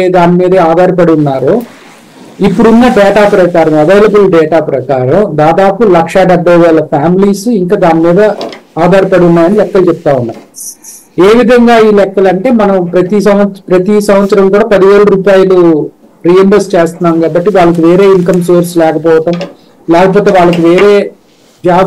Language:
Telugu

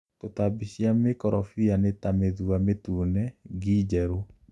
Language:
Kikuyu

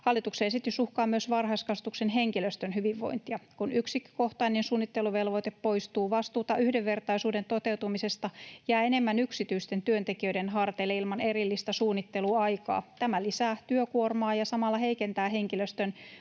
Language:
Finnish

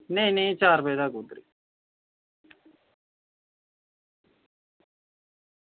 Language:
Dogri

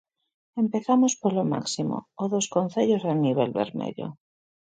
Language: Galician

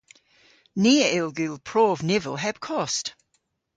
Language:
Cornish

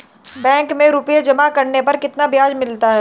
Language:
Hindi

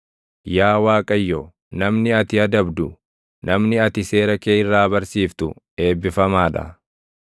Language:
Oromo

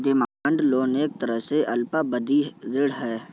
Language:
Hindi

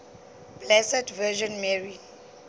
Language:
Northern Sotho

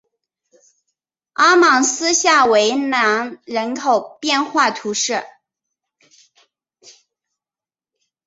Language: Chinese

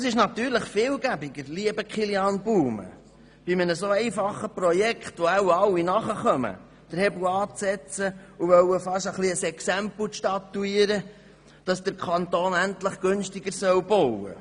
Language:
Swiss German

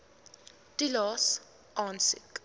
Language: Afrikaans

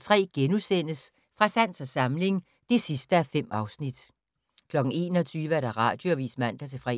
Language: Danish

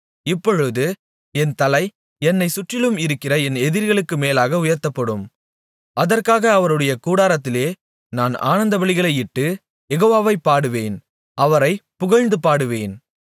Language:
Tamil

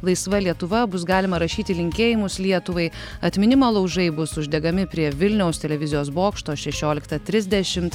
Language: Lithuanian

